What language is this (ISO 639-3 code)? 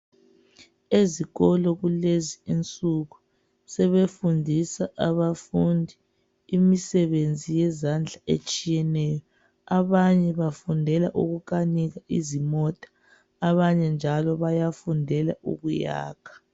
nde